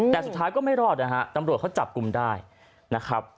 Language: Thai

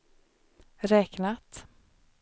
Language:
Swedish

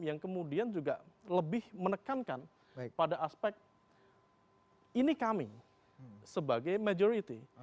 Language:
Indonesian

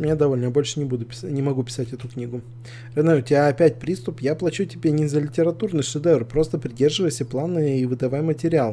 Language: Russian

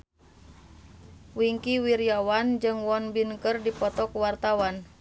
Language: Sundanese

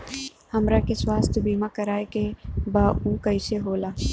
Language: Bhojpuri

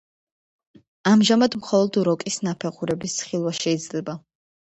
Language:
Georgian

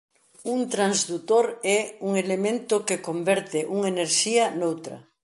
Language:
Galician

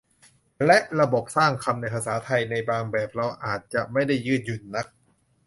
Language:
Thai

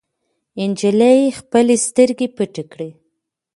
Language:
Pashto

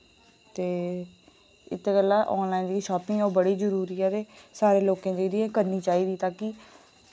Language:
Dogri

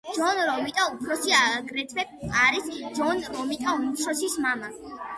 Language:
Georgian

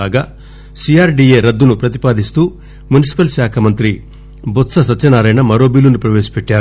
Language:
Telugu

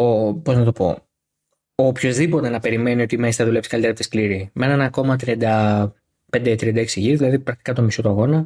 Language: Greek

